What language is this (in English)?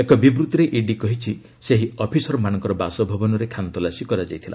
Odia